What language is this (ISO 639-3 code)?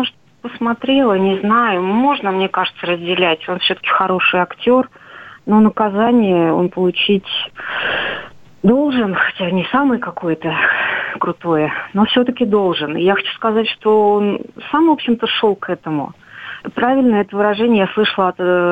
rus